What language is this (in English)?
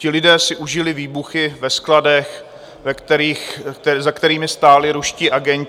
Czech